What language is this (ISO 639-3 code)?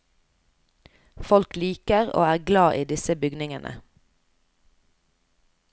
nor